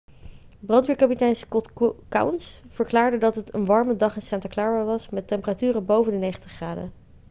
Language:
Dutch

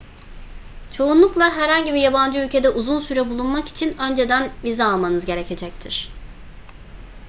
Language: Turkish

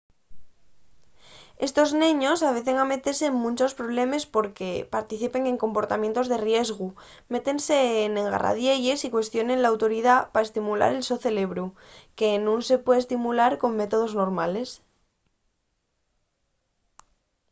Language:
Asturian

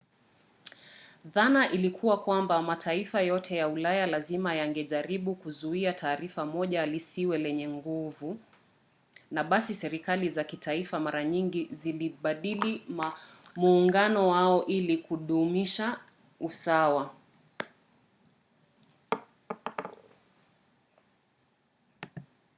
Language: Swahili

